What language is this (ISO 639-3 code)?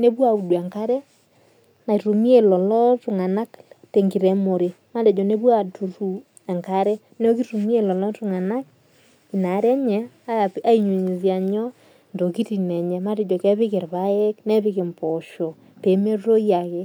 mas